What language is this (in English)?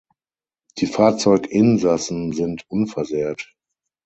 German